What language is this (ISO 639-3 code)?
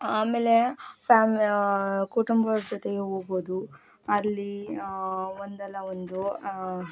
kan